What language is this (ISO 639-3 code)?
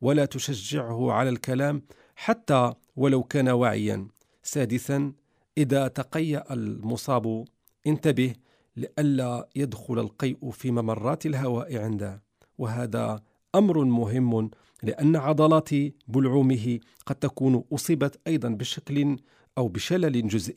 ara